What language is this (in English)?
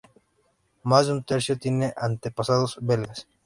Spanish